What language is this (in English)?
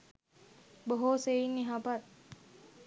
Sinhala